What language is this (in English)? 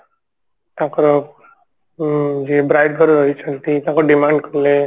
Odia